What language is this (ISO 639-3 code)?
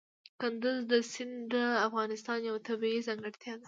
pus